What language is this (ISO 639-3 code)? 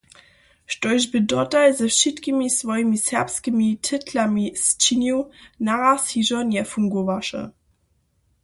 hsb